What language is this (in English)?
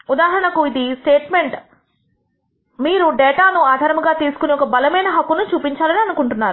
Telugu